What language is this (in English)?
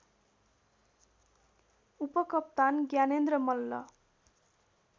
Nepali